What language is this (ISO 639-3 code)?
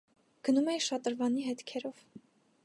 hye